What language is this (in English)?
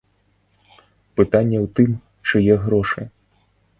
Belarusian